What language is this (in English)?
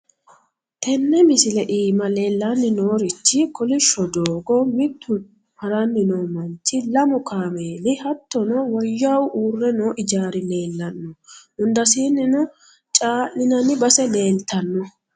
Sidamo